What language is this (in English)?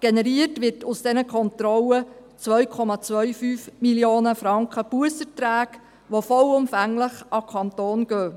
Swiss German